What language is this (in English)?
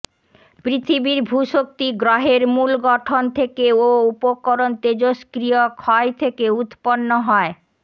Bangla